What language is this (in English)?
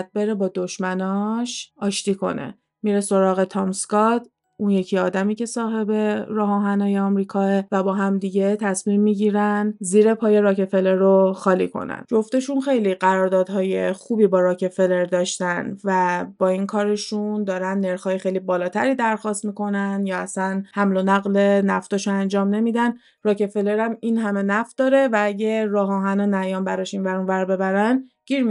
Persian